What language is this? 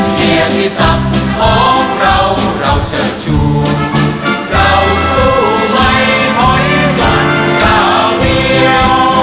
Thai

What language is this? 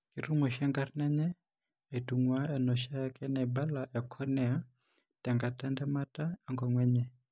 Masai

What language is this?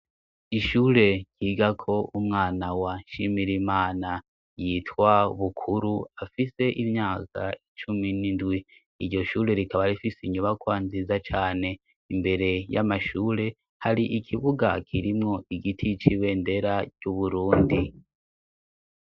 Rundi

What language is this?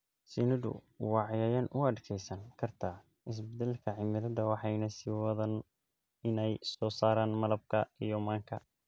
Somali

